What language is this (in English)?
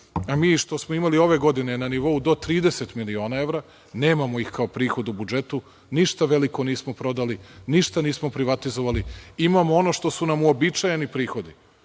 Serbian